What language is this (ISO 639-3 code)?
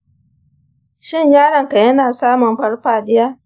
hau